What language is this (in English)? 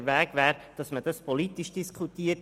Swiss German